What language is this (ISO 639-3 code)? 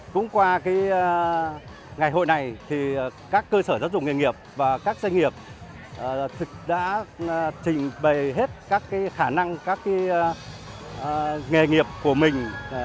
vie